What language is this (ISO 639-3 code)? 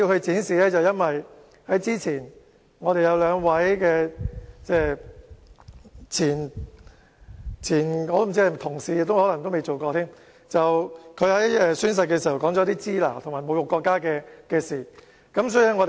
yue